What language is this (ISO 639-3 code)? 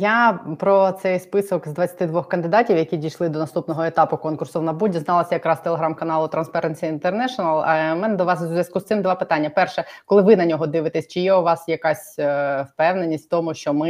ukr